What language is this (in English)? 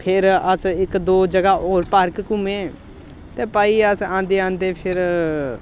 Dogri